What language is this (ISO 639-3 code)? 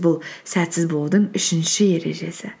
kaz